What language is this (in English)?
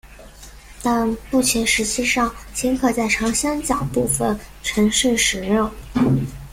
Chinese